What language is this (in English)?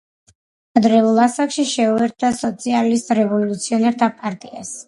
Georgian